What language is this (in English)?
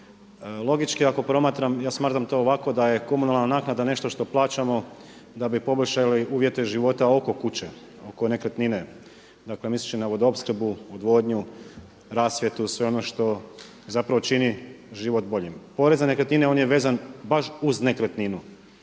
Croatian